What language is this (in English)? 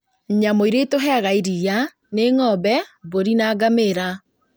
Kikuyu